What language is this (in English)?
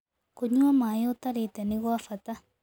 Kikuyu